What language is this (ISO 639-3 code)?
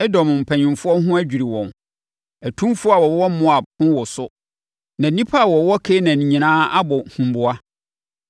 aka